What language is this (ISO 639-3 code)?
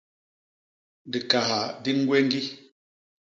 bas